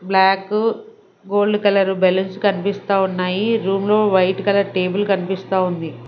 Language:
Telugu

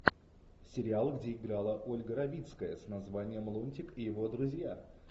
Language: Russian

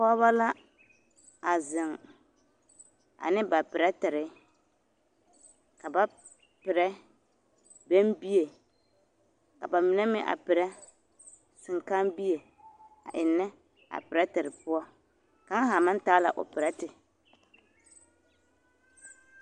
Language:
Southern Dagaare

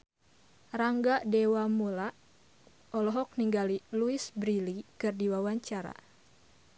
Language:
Sundanese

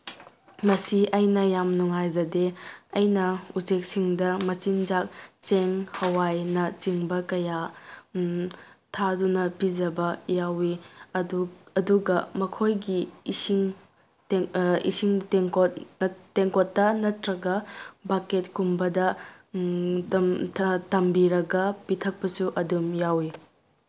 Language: Manipuri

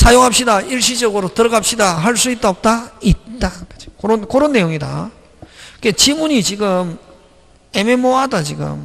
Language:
Korean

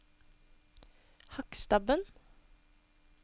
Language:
Norwegian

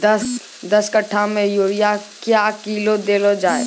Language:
Maithili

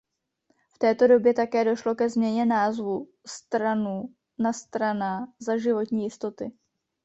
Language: Czech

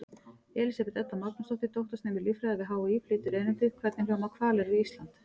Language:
Icelandic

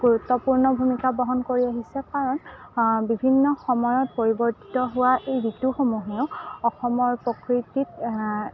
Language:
Assamese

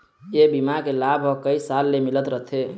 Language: Chhattisgarhi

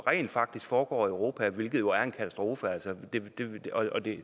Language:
Danish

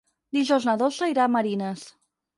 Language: Catalan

